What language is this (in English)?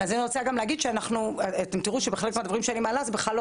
Hebrew